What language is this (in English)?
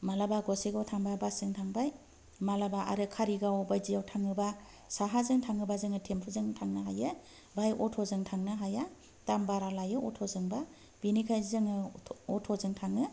Bodo